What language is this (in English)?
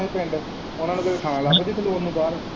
Punjabi